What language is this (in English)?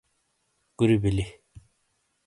Shina